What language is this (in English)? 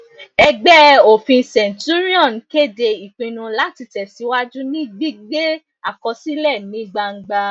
Yoruba